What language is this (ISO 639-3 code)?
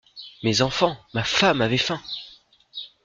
fra